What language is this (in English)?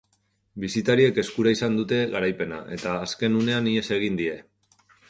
Basque